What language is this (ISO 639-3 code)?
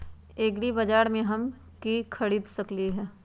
mag